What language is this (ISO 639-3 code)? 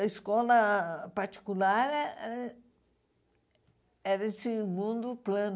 por